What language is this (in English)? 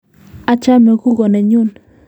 Kalenjin